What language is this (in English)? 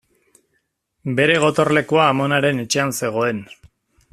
Basque